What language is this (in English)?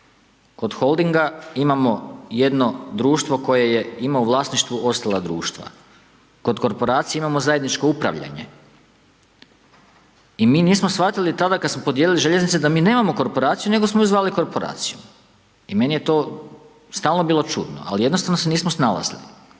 Croatian